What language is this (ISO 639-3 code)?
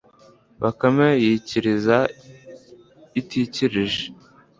kin